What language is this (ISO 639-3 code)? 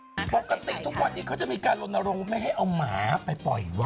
tha